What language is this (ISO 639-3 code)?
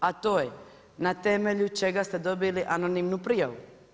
hrv